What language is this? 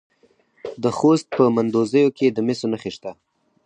Pashto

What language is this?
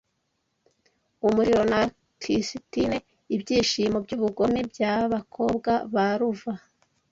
Kinyarwanda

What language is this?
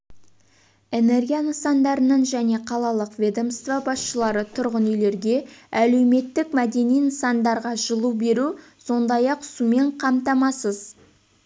Kazakh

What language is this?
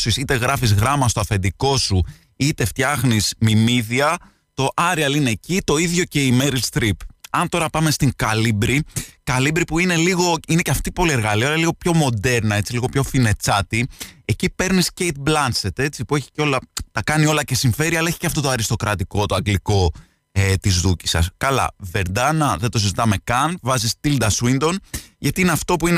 Greek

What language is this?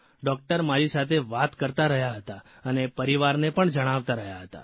Gujarati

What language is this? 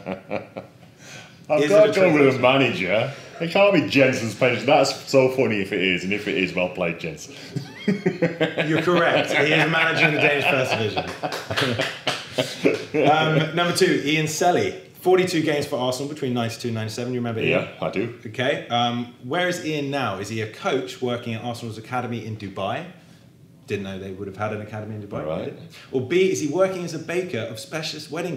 English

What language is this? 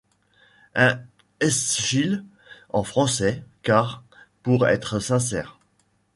French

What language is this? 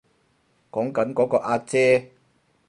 Cantonese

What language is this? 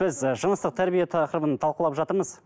Kazakh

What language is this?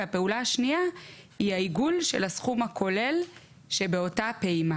Hebrew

